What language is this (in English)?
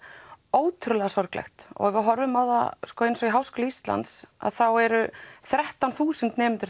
Icelandic